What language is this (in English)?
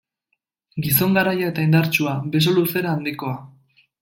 Basque